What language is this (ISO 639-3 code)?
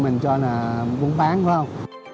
vie